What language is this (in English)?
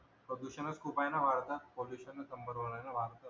Marathi